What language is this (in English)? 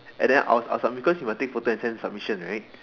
English